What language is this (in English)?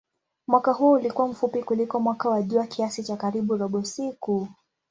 Swahili